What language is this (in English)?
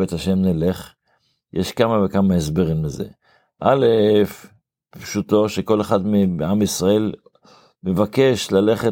Hebrew